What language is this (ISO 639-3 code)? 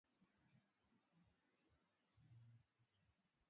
swa